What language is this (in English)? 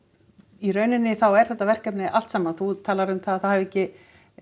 Icelandic